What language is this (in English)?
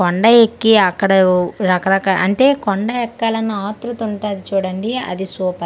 Telugu